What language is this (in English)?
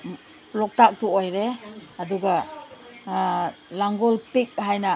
Manipuri